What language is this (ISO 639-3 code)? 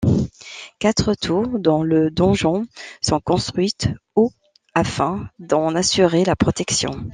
fra